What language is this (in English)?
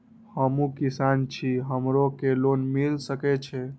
Maithili